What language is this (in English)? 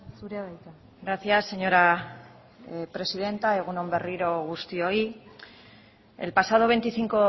Basque